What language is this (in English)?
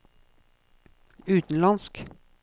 Norwegian